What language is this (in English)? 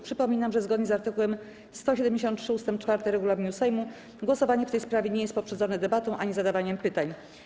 Polish